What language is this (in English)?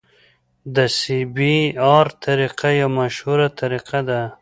Pashto